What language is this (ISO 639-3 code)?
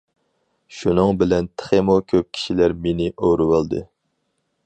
uig